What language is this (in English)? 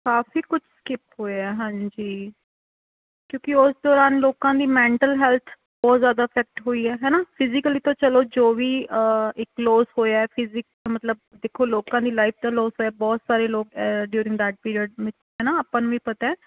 Punjabi